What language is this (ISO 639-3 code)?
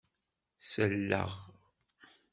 kab